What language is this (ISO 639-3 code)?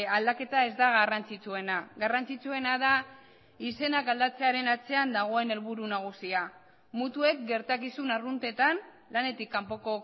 eus